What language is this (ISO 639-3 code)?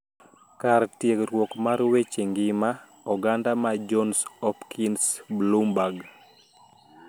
luo